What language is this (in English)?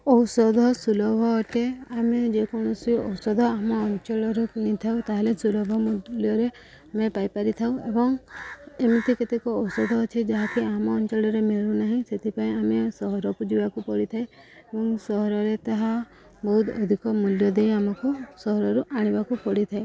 Odia